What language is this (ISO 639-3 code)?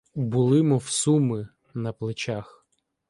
ukr